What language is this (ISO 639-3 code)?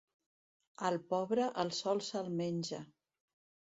cat